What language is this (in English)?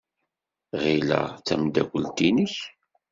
Kabyle